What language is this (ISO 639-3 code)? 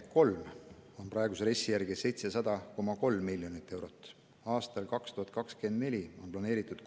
est